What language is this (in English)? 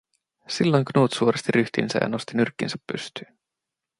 Finnish